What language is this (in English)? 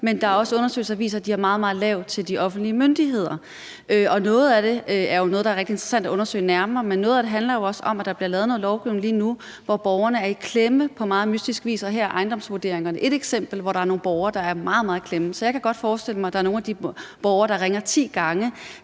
Danish